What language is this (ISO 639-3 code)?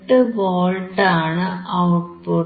mal